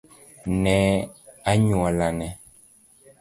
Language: Luo (Kenya and Tanzania)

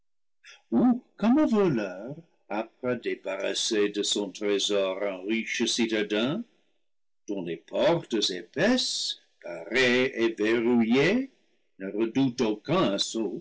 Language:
French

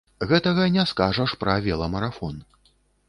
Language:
Belarusian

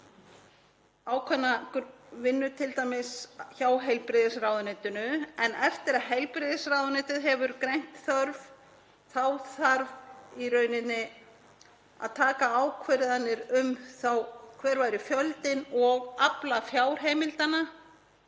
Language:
Icelandic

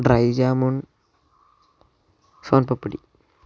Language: Malayalam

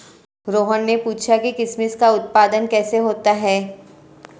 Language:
Hindi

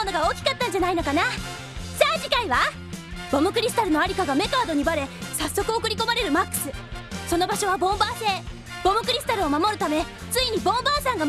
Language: Japanese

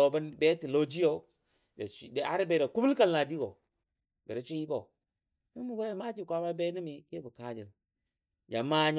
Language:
Dadiya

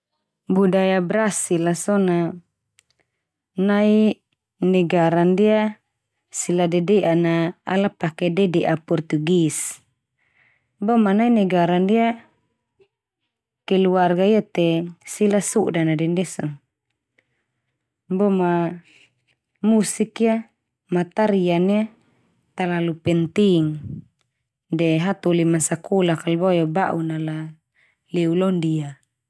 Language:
Termanu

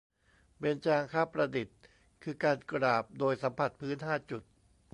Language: Thai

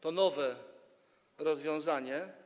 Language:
Polish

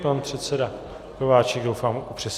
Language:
Czech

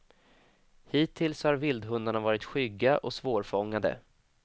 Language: Swedish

